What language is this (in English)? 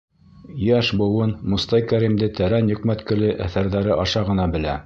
Bashkir